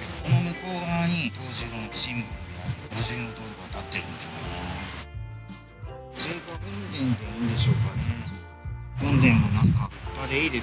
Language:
Japanese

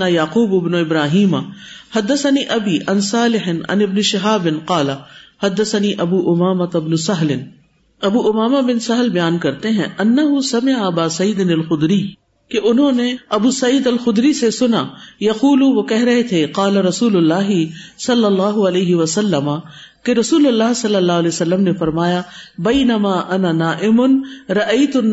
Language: Urdu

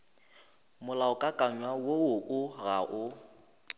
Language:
Northern Sotho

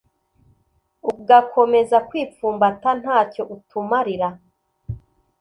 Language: Kinyarwanda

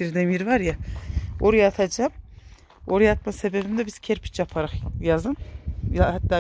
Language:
Turkish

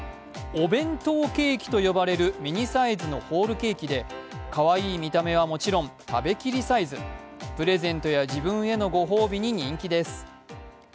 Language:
Japanese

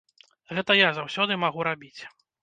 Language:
Belarusian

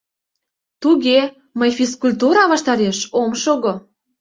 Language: Mari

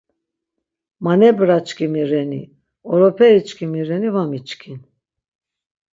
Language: Laz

